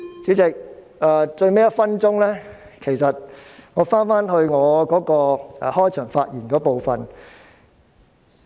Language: Cantonese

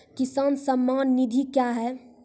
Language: Maithili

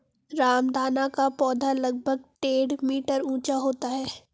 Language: Hindi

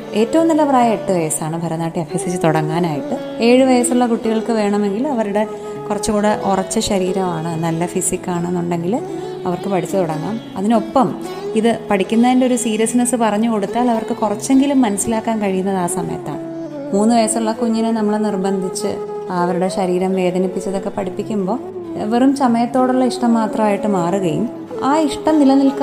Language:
Malayalam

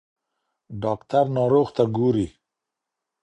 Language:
Pashto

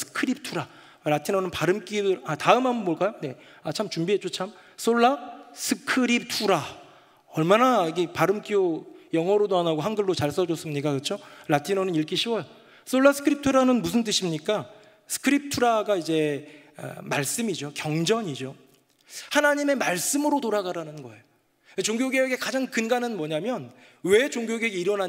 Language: Korean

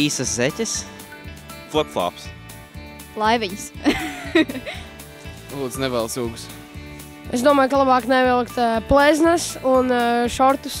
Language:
Latvian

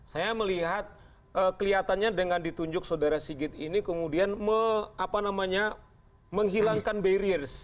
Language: Indonesian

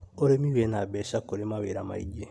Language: Kikuyu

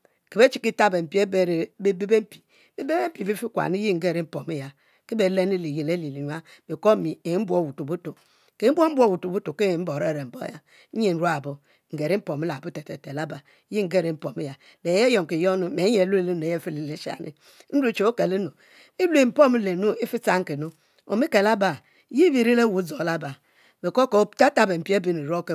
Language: Mbe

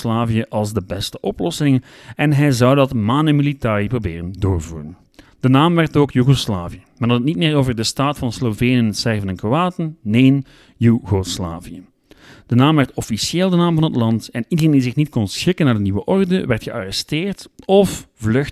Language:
Dutch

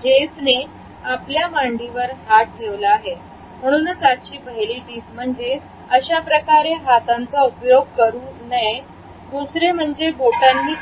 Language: Marathi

